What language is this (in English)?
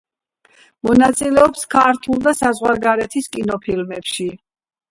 Georgian